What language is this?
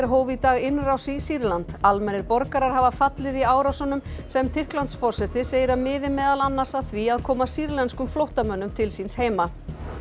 Icelandic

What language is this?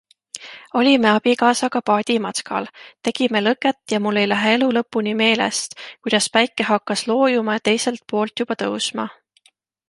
Estonian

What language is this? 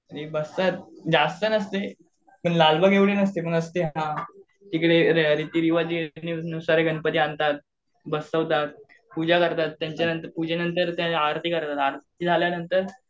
Marathi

